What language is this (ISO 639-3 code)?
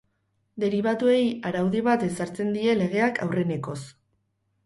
eus